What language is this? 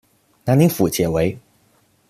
Chinese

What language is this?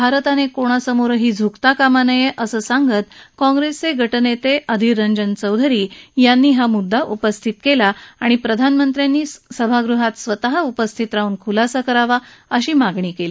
Marathi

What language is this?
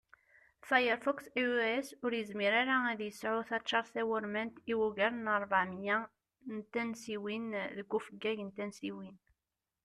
Kabyle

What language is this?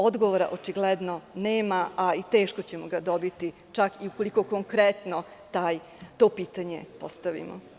Serbian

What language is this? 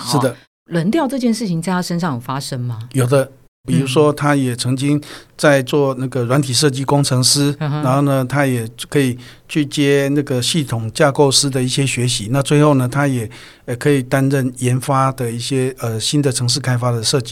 Chinese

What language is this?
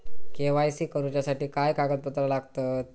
Marathi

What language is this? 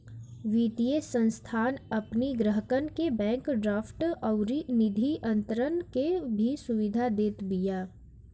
Bhojpuri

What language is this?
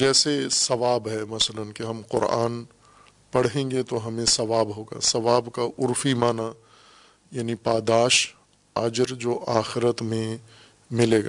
Urdu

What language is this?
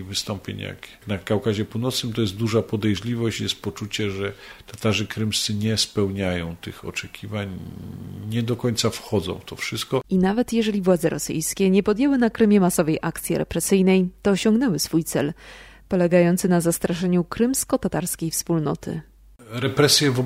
Polish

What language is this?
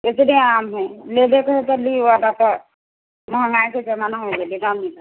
Maithili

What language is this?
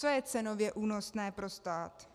Czech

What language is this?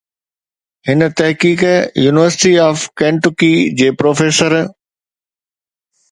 Sindhi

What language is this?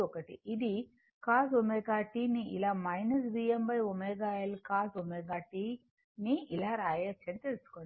Telugu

